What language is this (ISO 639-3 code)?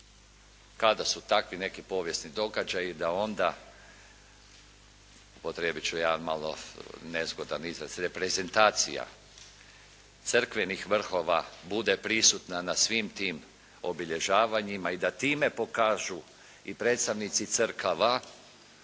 hrv